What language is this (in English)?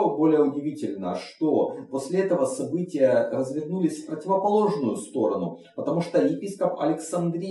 Russian